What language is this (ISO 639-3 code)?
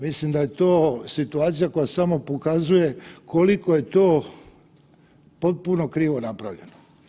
hrv